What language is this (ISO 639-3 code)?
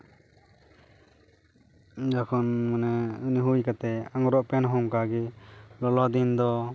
sat